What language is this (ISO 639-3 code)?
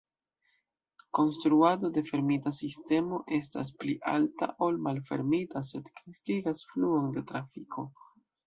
epo